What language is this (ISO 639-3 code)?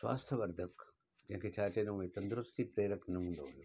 snd